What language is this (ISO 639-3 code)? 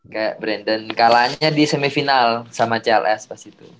ind